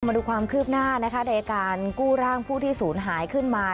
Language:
Thai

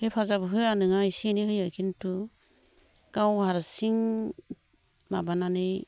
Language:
Bodo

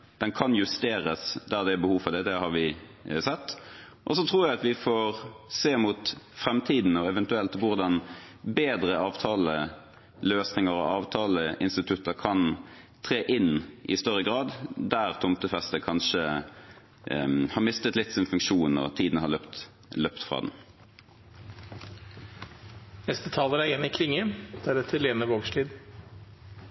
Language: Norwegian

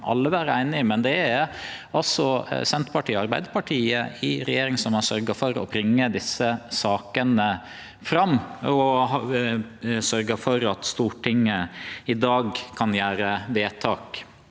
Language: Norwegian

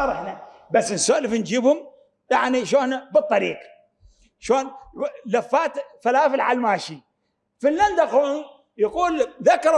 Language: Arabic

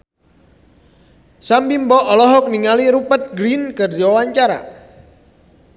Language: Sundanese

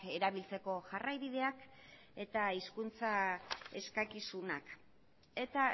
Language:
Basque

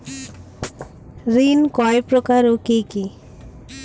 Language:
Bangla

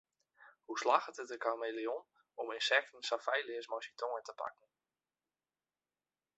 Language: Western Frisian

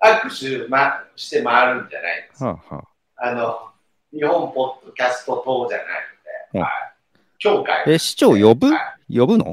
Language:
Japanese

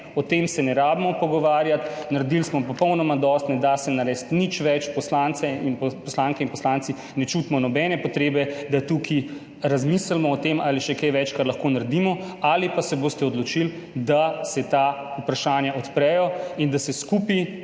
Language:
Slovenian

